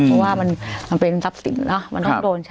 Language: Thai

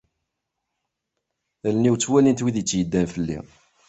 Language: Kabyle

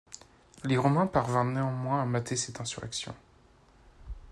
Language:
French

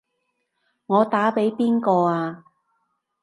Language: Cantonese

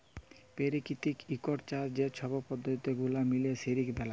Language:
Bangla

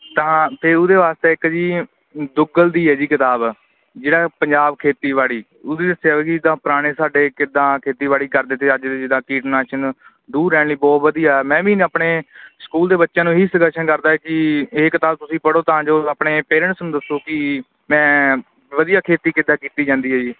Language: Punjabi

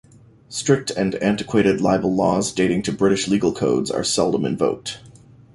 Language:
English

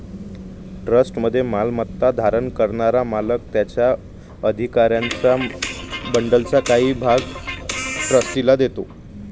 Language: Marathi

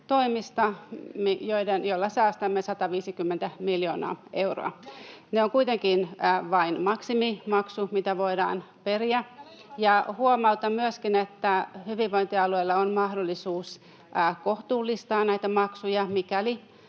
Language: Finnish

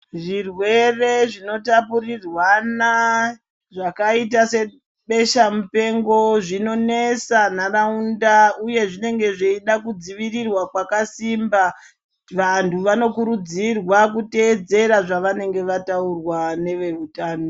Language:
Ndau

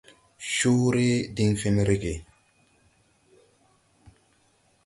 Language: Tupuri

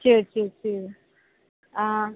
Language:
Tamil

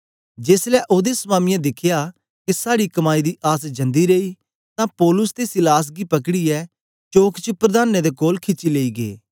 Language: Dogri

